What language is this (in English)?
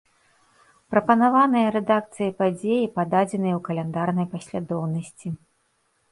Belarusian